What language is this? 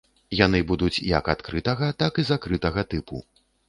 Belarusian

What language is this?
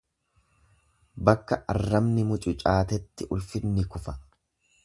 Oromo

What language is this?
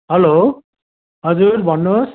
Nepali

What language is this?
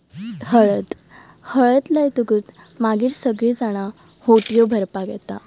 Konkani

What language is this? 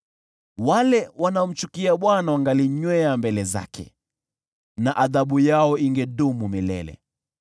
Swahili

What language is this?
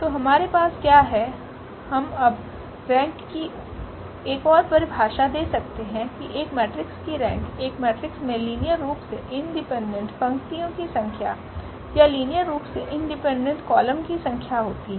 Hindi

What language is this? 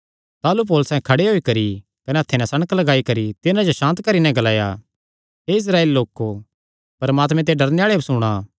Kangri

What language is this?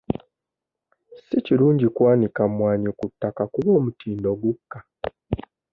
Ganda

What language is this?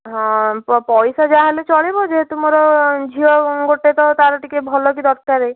Odia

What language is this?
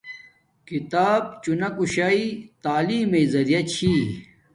Domaaki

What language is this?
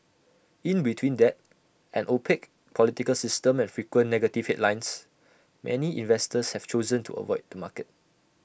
English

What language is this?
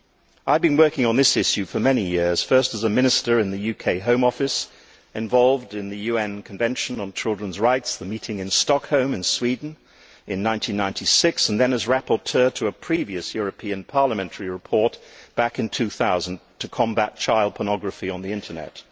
English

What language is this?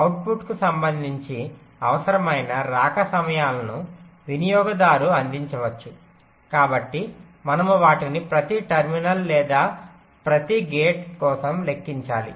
Telugu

